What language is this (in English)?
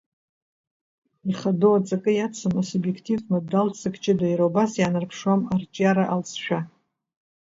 Abkhazian